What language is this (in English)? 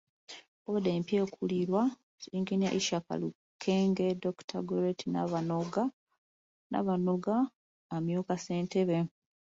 Ganda